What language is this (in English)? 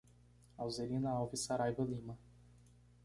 Portuguese